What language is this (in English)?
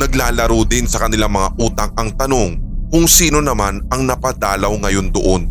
Filipino